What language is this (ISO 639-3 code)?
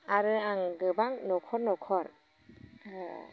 brx